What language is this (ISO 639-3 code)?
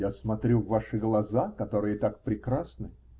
rus